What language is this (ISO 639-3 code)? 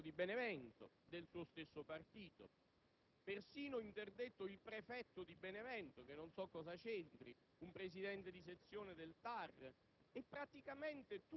ita